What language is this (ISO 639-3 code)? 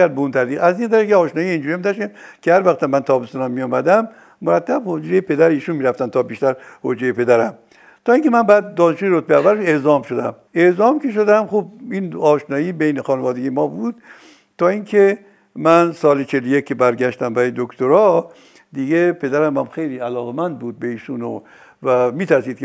fas